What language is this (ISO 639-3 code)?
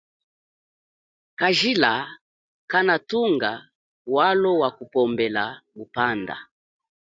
cjk